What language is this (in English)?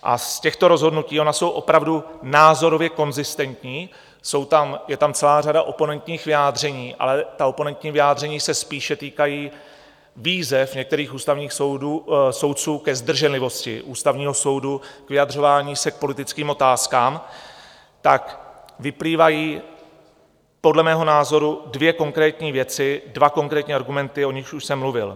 Czech